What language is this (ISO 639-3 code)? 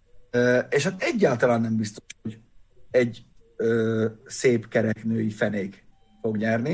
hun